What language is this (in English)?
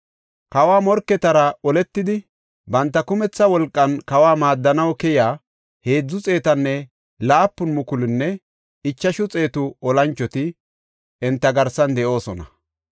Gofa